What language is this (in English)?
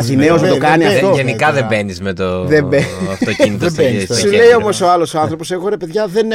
Greek